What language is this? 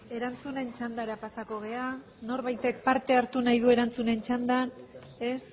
Basque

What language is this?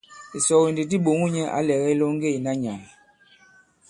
Bankon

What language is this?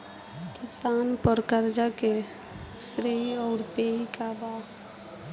Bhojpuri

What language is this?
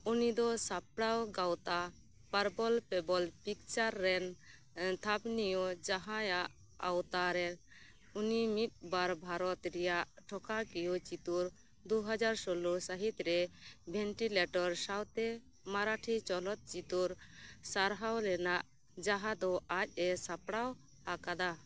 Santali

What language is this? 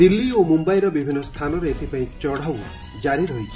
Odia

